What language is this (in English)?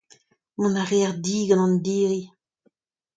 Breton